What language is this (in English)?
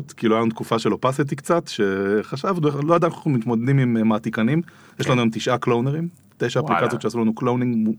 Hebrew